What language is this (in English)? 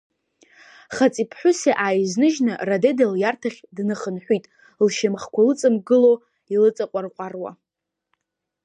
Abkhazian